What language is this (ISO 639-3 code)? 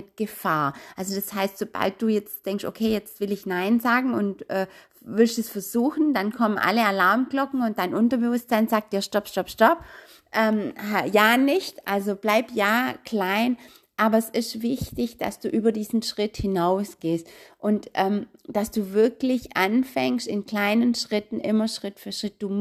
deu